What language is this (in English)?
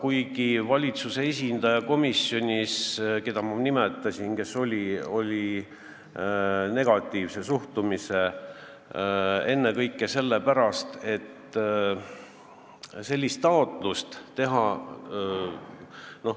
Estonian